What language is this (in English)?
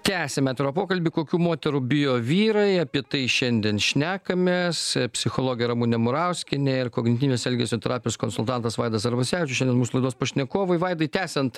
Lithuanian